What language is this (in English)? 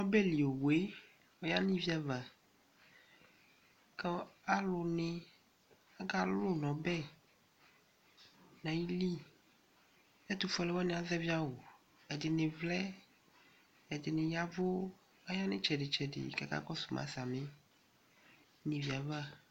Ikposo